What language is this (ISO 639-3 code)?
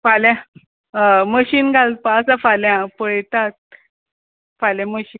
kok